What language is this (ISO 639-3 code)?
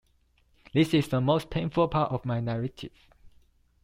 eng